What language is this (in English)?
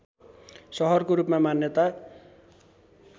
Nepali